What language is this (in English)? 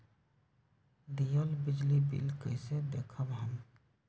Magahi